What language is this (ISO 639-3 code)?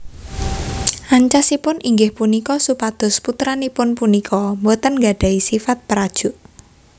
jav